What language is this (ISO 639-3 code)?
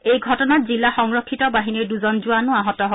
asm